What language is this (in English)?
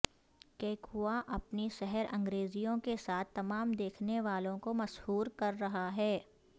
Urdu